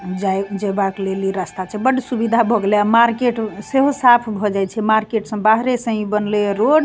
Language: Maithili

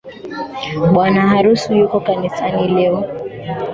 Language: Swahili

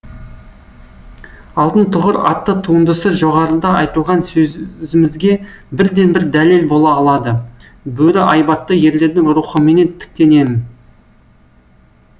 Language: Kazakh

